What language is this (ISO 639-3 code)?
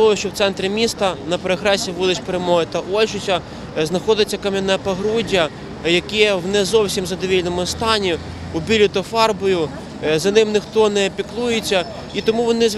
ukr